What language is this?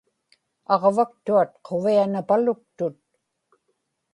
Inupiaq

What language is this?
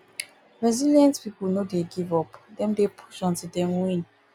Nigerian Pidgin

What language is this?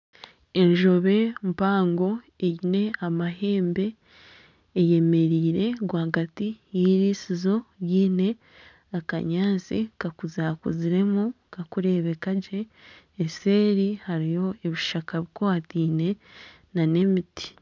Nyankole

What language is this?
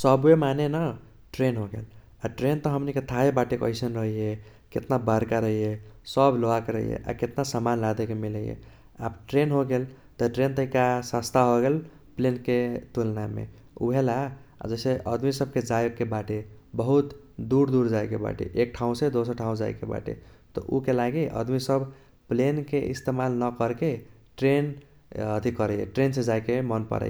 Kochila Tharu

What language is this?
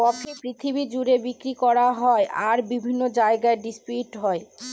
Bangla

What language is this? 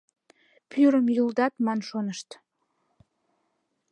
Mari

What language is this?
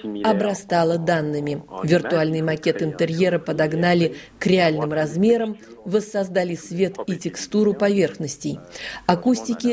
Russian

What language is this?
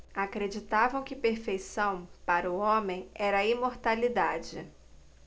Portuguese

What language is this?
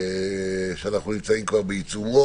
Hebrew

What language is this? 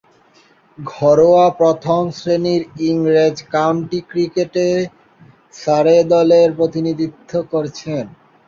Bangla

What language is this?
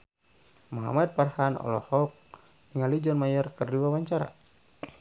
Sundanese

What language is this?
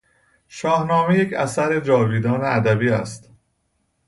Persian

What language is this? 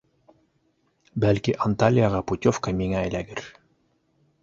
Bashkir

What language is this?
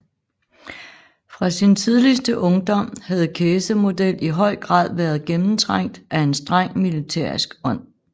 Danish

